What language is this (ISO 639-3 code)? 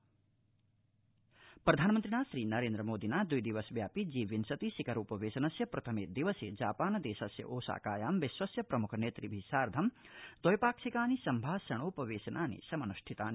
san